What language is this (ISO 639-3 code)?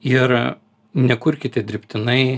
lit